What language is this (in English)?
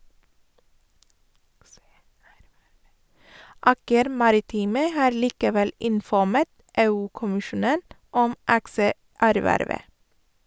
Norwegian